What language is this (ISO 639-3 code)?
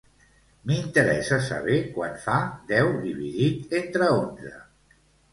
cat